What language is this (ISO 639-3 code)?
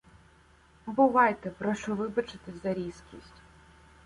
ukr